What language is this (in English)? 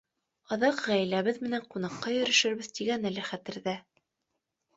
Bashkir